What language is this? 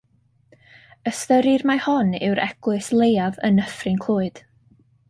Welsh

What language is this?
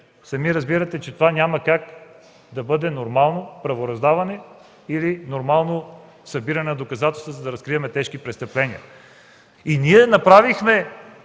Bulgarian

